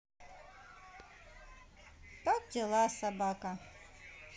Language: Russian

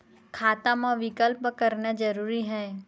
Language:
Chhattisgarhi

